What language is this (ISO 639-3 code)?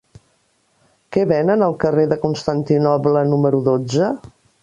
cat